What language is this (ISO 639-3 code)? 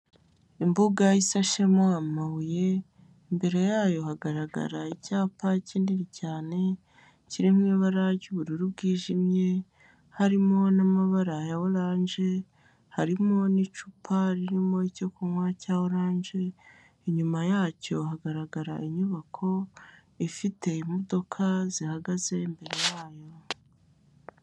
kin